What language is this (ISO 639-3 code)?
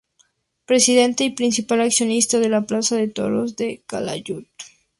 spa